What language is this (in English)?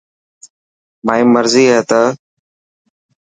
Dhatki